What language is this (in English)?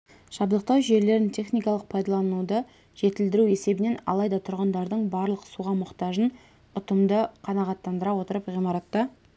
Kazakh